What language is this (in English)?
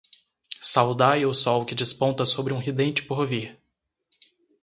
Portuguese